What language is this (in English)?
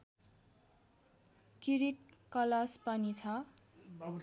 Nepali